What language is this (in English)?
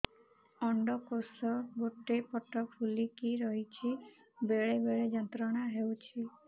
Odia